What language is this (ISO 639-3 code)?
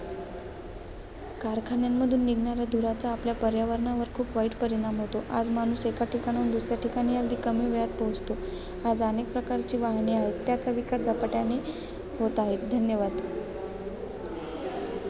mar